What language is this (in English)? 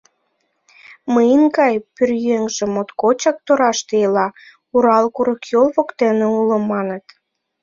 Mari